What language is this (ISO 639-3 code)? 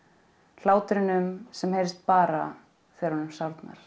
isl